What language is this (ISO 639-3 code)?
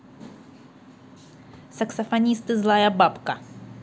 rus